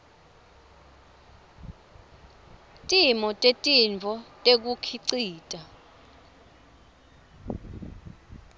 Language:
Swati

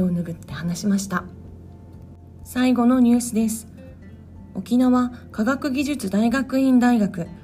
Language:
Japanese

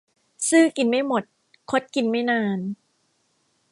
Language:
Thai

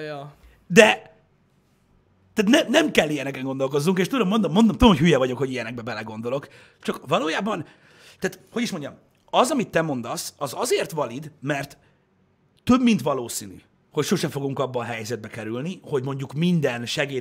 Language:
Hungarian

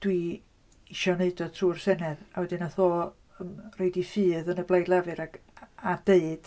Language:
Welsh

